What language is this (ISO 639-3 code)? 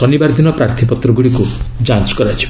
ori